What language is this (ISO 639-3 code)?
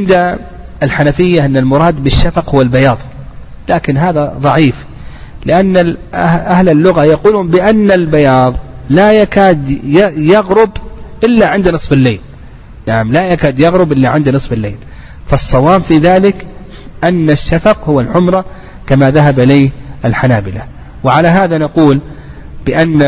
ara